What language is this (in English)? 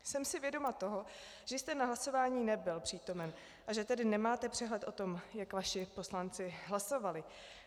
Czech